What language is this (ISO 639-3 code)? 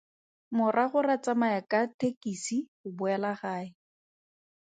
tsn